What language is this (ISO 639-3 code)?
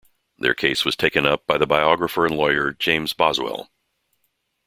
eng